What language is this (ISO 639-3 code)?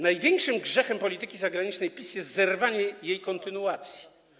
pol